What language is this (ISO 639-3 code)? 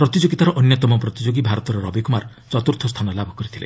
ori